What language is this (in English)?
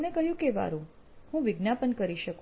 Gujarati